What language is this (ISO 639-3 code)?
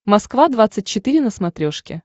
rus